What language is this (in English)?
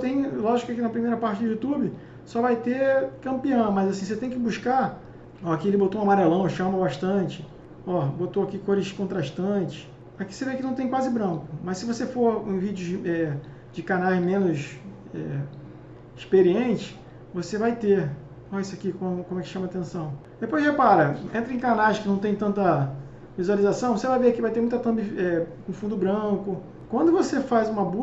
Portuguese